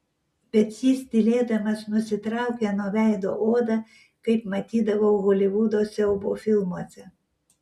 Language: Lithuanian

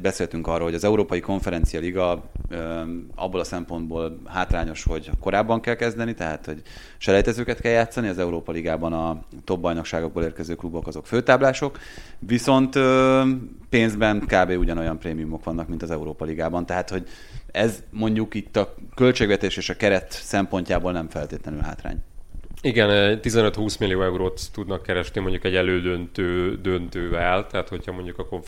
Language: Hungarian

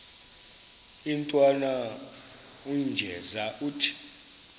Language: Xhosa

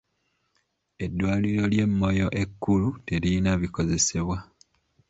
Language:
Ganda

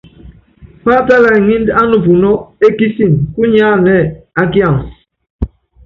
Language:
Yangben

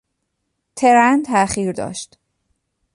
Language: Persian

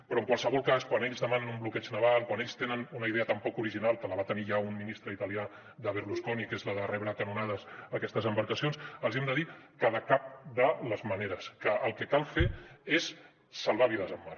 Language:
Catalan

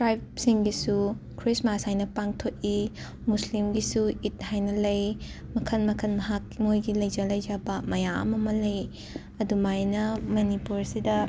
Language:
Manipuri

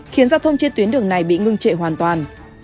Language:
Vietnamese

